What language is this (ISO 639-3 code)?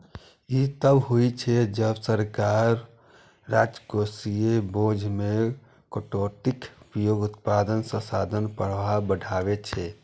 mai